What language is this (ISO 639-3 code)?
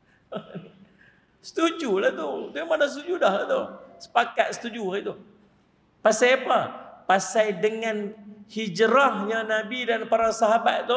msa